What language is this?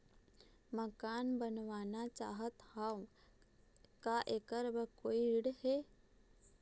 Chhattisgarhi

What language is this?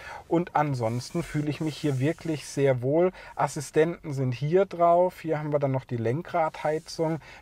German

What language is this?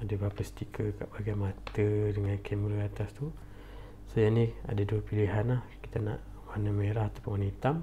Malay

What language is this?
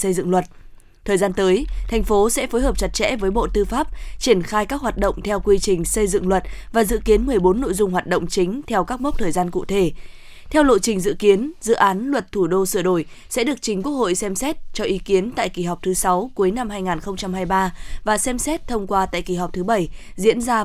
Vietnamese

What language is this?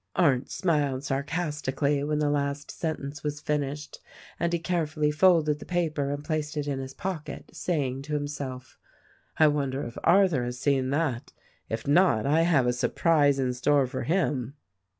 English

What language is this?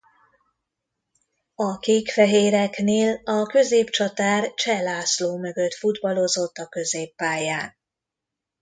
Hungarian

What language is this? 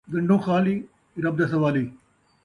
Saraiki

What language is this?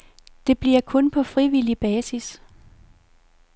Danish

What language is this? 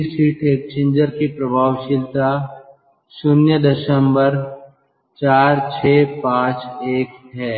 Hindi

